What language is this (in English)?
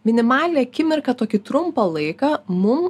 Lithuanian